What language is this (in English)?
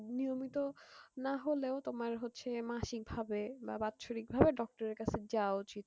Bangla